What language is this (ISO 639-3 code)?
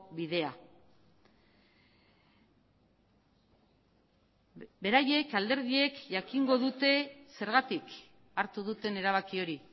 eus